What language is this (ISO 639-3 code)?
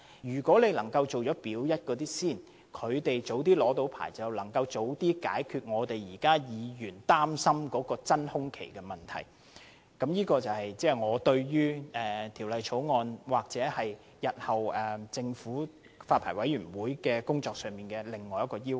yue